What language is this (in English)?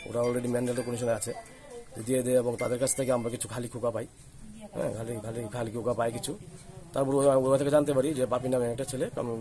Indonesian